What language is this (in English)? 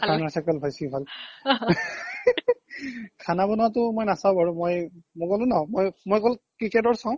Assamese